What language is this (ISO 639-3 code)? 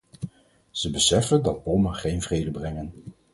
nld